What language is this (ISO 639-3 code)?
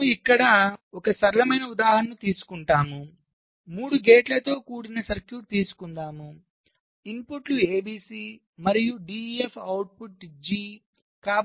tel